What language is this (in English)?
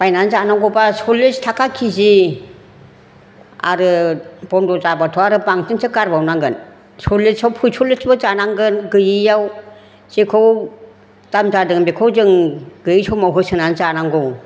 Bodo